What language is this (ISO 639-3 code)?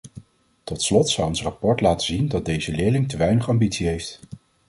nld